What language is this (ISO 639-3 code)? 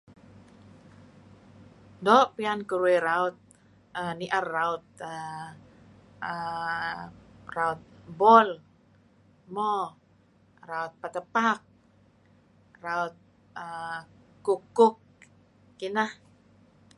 kzi